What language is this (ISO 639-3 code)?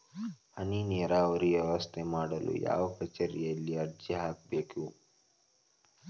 kan